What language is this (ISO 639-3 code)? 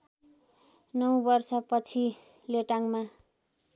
nep